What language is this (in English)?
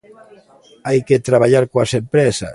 Galician